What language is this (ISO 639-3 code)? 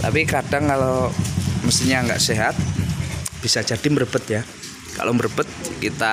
ind